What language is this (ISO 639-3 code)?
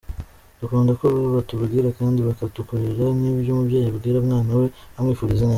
kin